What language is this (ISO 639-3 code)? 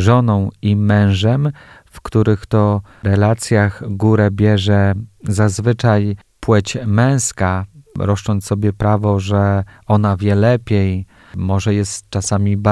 pol